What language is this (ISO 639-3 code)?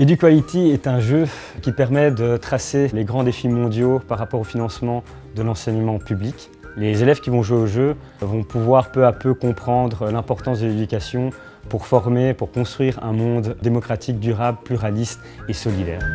fra